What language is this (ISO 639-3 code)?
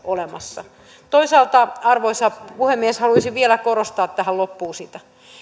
fin